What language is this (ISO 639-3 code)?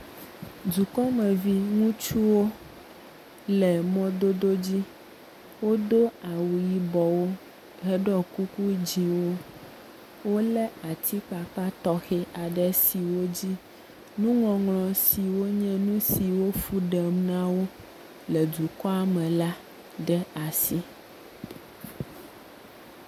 ewe